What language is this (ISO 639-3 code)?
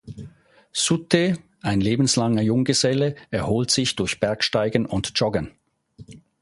deu